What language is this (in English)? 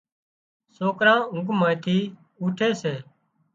Wadiyara Koli